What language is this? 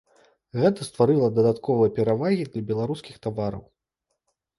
Belarusian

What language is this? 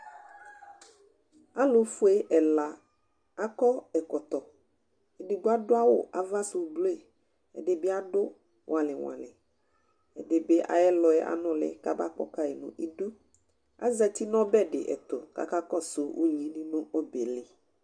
Ikposo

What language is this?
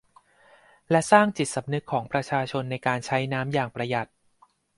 Thai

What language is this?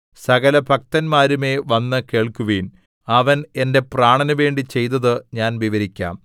Malayalam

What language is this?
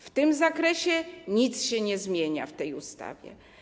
Polish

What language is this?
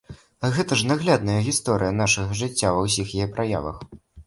Belarusian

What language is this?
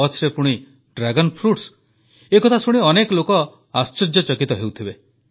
Odia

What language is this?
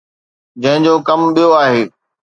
Sindhi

